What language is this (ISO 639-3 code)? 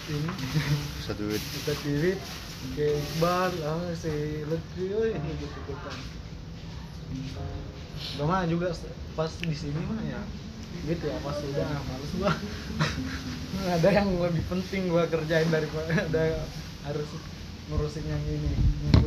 ind